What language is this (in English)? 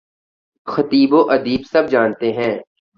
Urdu